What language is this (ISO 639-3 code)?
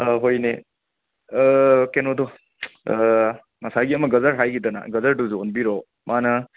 mni